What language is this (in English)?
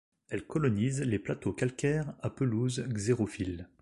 French